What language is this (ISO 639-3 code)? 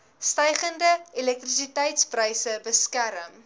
afr